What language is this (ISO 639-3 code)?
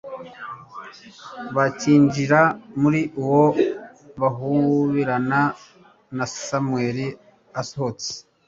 kin